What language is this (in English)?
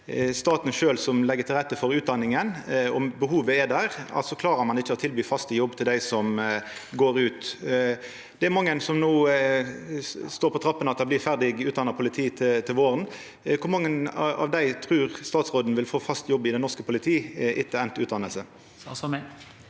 Norwegian